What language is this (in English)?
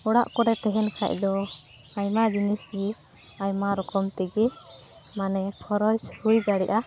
Santali